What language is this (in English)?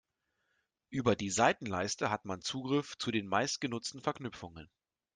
German